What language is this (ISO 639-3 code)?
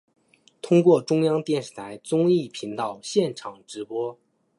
zho